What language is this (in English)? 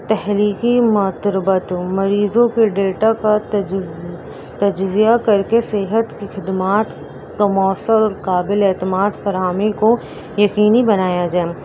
Urdu